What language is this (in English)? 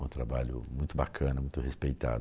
Portuguese